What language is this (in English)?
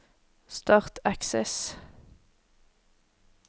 Norwegian